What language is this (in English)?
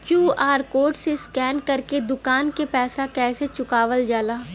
Bhojpuri